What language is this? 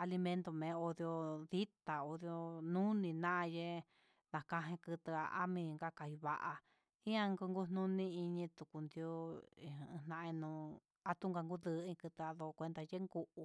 Huitepec Mixtec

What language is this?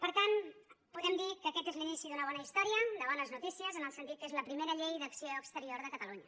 Catalan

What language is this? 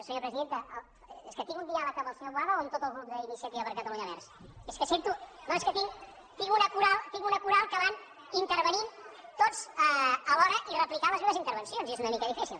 Catalan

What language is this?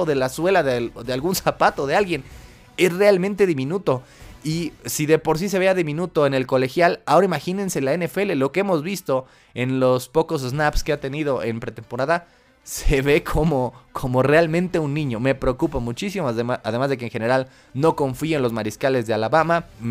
Spanish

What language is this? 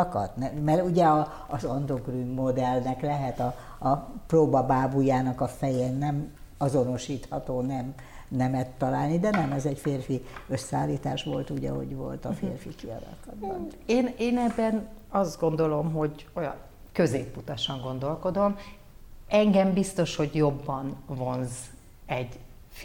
Hungarian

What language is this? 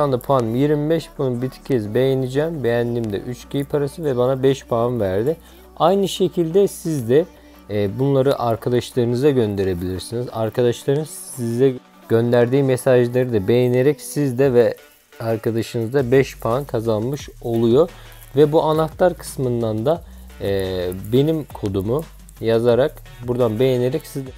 Turkish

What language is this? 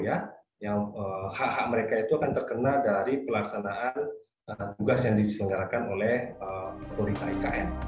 Indonesian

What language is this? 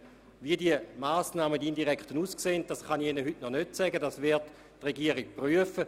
Swiss German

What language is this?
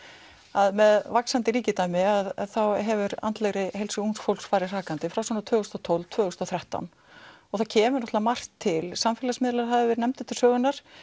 Icelandic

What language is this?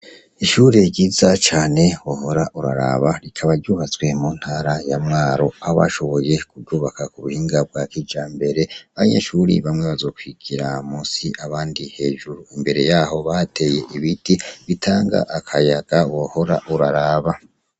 Rundi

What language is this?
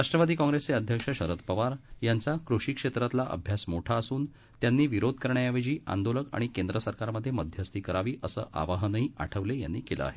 Marathi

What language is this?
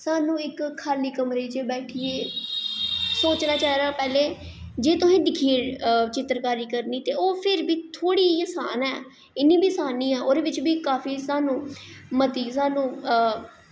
Dogri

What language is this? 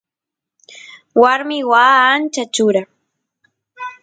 Santiago del Estero Quichua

